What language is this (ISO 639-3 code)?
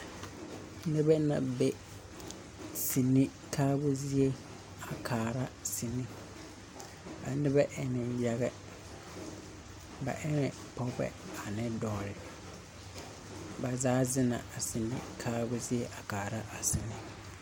dga